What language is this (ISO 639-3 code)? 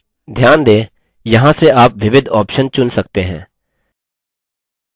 hin